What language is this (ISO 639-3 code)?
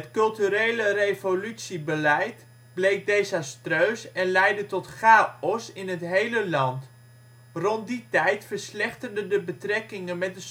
nld